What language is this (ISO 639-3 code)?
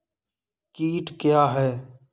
hin